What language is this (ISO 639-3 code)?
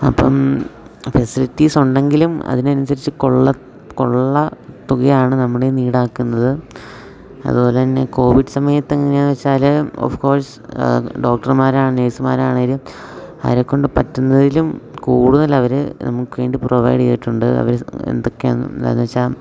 mal